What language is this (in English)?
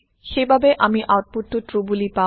Assamese